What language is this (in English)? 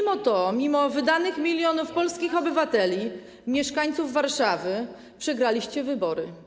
Polish